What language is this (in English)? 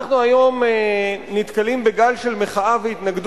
Hebrew